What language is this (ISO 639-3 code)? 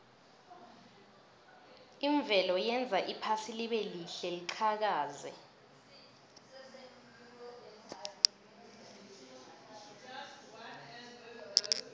nbl